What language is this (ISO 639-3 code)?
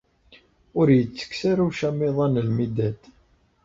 kab